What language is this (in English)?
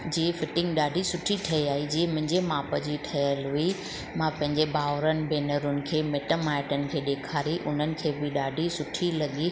Sindhi